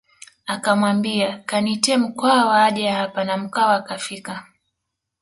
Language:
Swahili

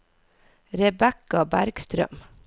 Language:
Norwegian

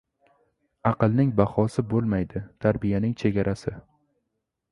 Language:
Uzbek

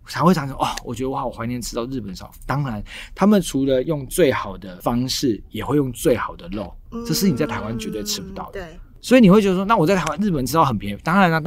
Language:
Chinese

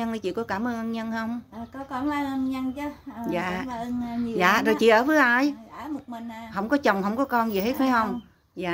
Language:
Vietnamese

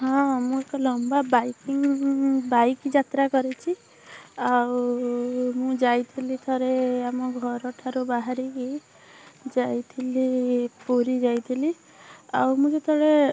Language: Odia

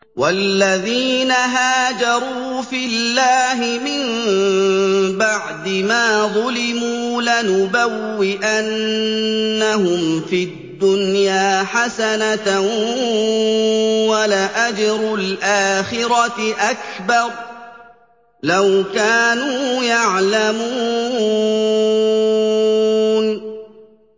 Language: Arabic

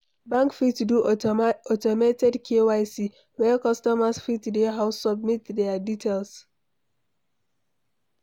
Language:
Nigerian Pidgin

